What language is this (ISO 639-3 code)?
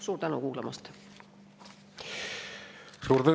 est